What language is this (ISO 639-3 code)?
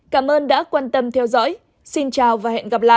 vie